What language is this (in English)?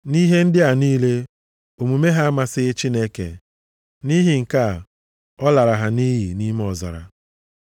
Igbo